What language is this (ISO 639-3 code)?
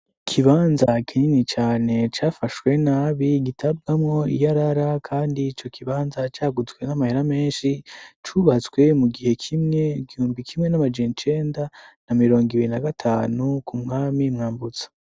run